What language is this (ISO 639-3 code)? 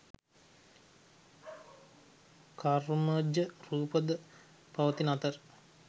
sin